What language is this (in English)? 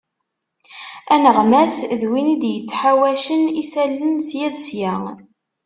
Kabyle